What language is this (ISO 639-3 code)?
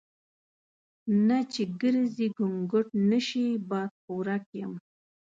pus